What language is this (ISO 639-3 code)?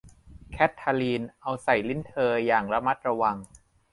tha